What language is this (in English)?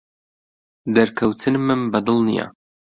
Central Kurdish